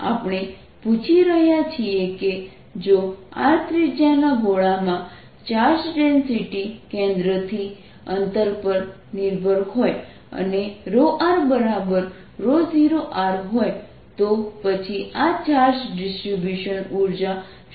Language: Gujarati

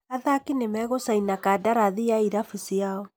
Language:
Kikuyu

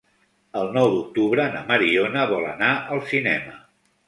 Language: Catalan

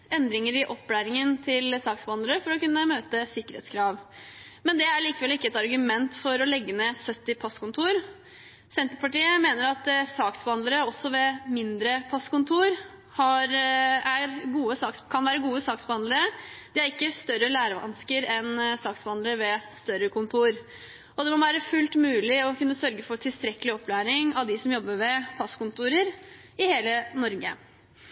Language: Norwegian Bokmål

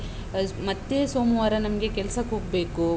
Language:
Kannada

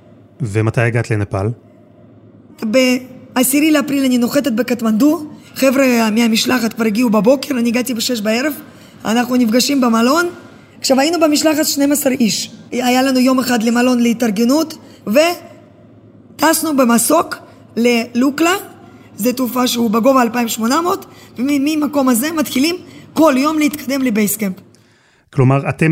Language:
Hebrew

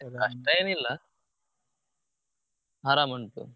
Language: Kannada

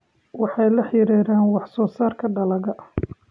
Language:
Somali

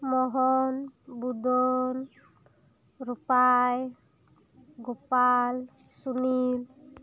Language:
Santali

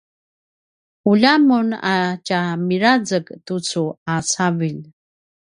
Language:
Paiwan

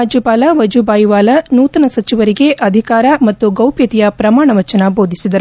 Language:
Kannada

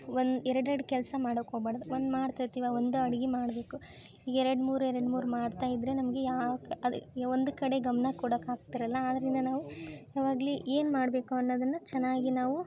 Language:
Kannada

